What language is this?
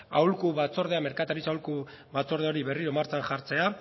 Basque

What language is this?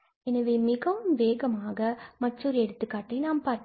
Tamil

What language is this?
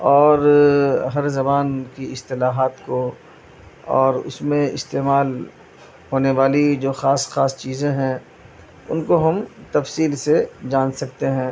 Urdu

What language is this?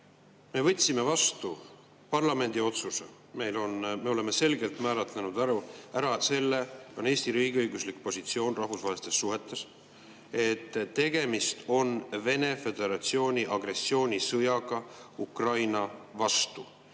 Estonian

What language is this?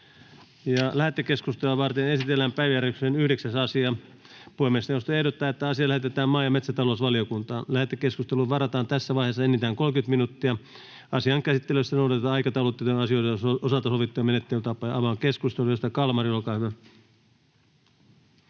Finnish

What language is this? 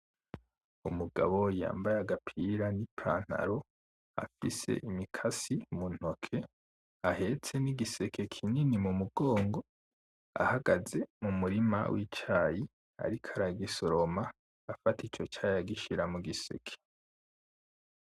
Rundi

